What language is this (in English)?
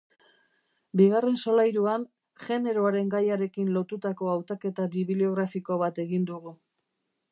Basque